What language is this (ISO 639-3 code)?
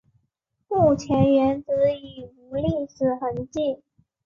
zho